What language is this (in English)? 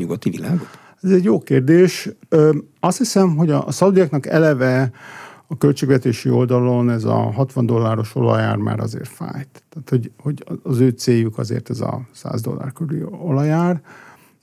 Hungarian